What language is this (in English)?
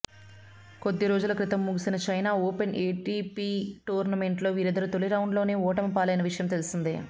Telugu